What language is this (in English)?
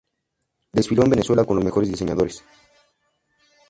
Spanish